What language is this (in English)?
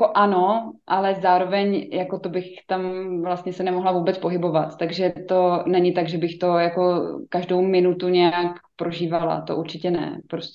Czech